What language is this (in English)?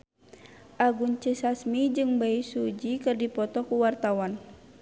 Sundanese